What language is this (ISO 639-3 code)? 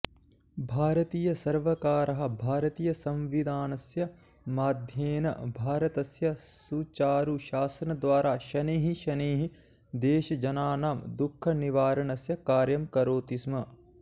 san